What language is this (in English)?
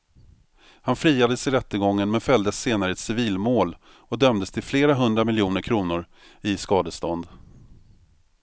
Swedish